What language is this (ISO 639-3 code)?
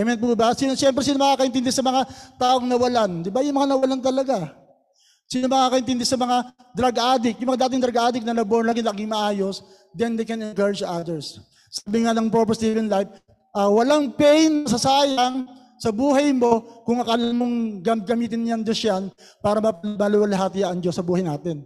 fil